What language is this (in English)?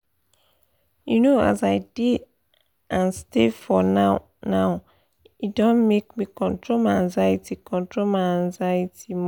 Nigerian Pidgin